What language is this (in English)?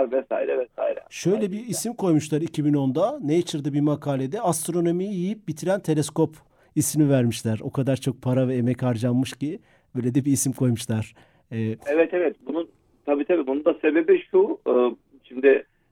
Turkish